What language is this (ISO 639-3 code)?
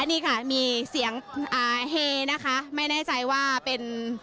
tha